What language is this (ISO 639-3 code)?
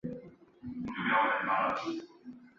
zho